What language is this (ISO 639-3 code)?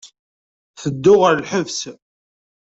kab